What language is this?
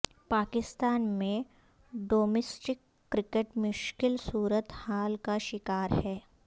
Urdu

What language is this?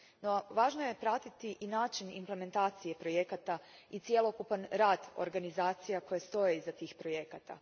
Croatian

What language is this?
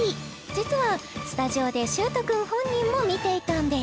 Japanese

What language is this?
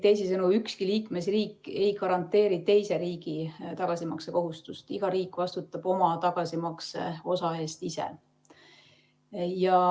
Estonian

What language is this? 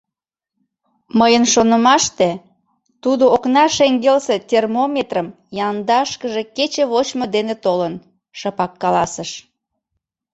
Mari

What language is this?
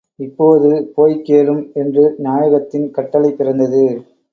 Tamil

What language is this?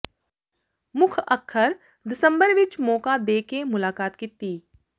Punjabi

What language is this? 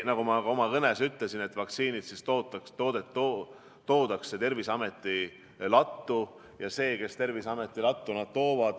Estonian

